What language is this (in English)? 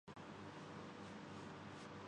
Urdu